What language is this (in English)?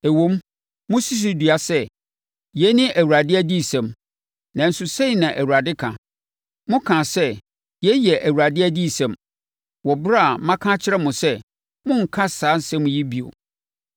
Akan